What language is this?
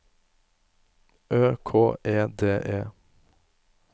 Norwegian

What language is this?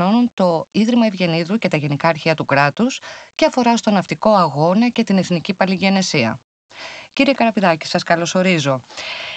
Greek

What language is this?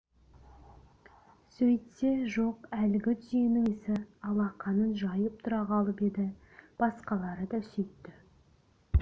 Kazakh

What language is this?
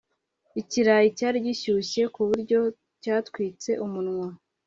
Kinyarwanda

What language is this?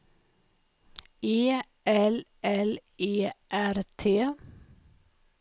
Swedish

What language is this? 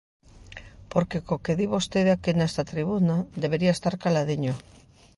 Galician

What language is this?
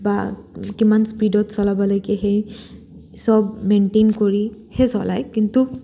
Assamese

